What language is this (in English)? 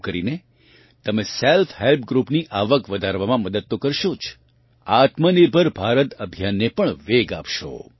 Gujarati